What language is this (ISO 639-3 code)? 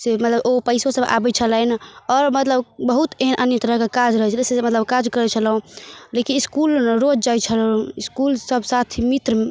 mai